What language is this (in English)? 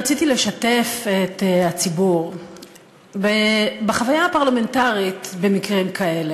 Hebrew